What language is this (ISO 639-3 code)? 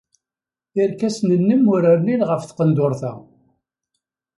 kab